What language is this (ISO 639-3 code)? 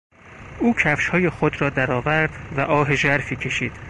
fas